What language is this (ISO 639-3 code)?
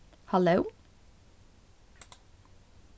fao